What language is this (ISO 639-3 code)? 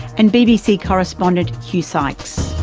eng